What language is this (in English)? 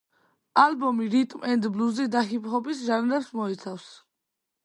Georgian